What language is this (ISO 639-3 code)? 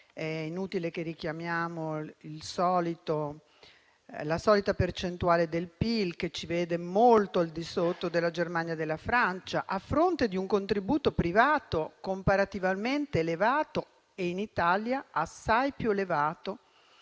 ita